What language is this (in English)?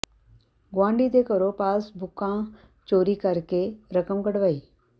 Punjabi